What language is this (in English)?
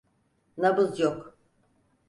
Turkish